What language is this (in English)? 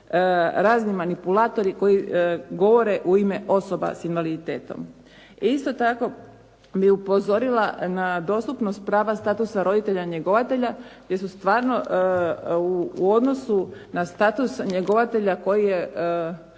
Croatian